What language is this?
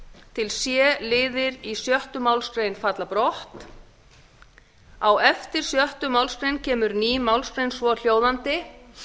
Icelandic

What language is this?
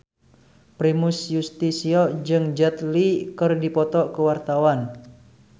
Sundanese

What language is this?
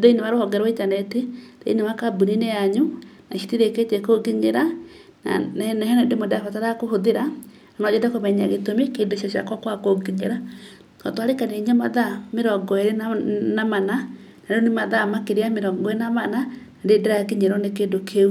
Kikuyu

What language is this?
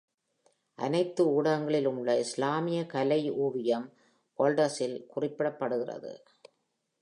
Tamil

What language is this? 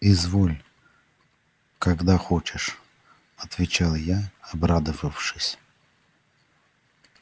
Russian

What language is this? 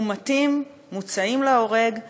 Hebrew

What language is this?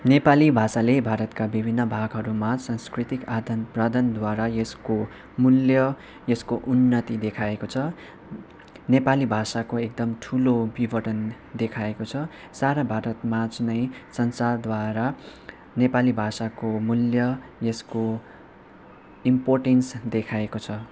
Nepali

